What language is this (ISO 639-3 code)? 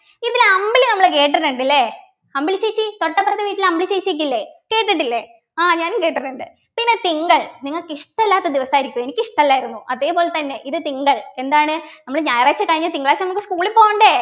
mal